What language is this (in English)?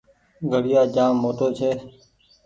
Goaria